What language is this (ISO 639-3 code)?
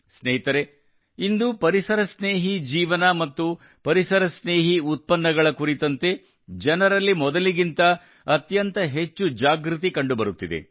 kan